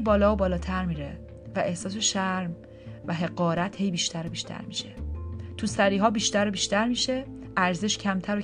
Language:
Persian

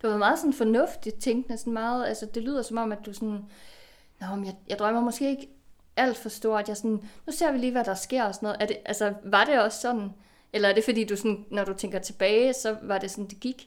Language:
Danish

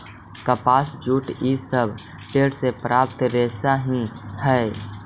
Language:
Magahi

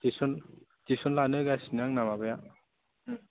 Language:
Bodo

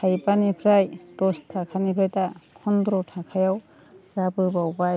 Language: Bodo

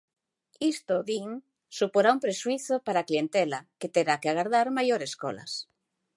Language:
Galician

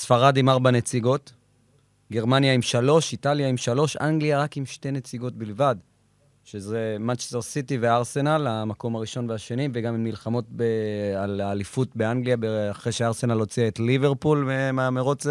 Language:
Hebrew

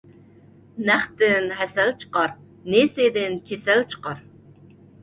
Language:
Uyghur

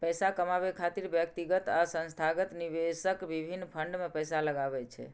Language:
Maithili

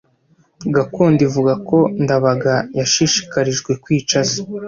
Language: Kinyarwanda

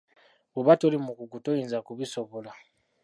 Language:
Ganda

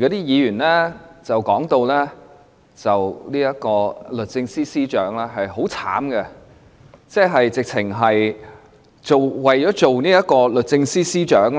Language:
Cantonese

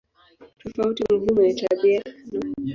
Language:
Swahili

